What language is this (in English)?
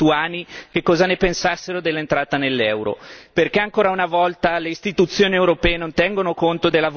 Italian